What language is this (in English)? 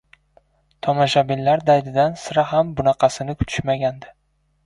Uzbek